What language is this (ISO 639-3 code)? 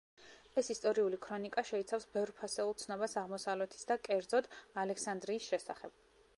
kat